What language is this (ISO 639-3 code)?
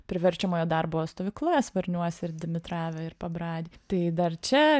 lit